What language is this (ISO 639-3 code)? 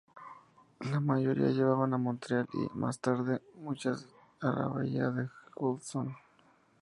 spa